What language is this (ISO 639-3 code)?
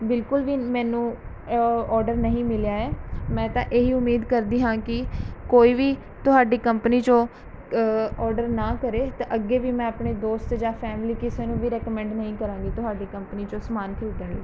pan